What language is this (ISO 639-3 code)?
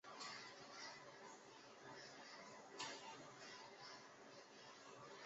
zho